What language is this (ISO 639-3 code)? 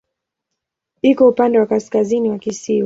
swa